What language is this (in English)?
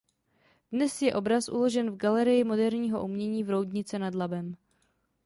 Czech